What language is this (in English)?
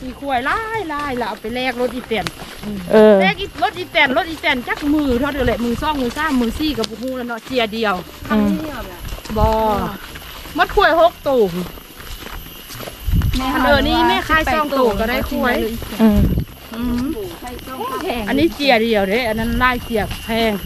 Thai